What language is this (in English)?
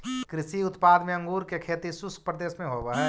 Magahi